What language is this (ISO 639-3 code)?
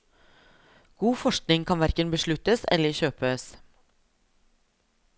nor